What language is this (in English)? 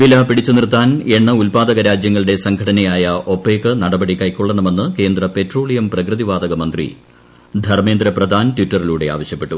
Malayalam